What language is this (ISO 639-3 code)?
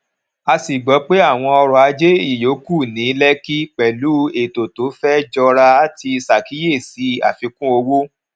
yor